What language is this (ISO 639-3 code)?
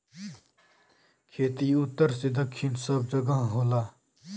bho